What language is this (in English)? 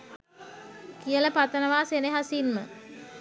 Sinhala